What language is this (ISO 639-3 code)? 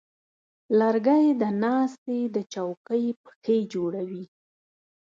pus